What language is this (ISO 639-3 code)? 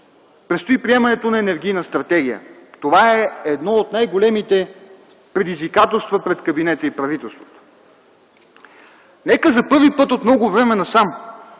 bul